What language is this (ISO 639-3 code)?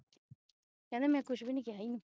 pan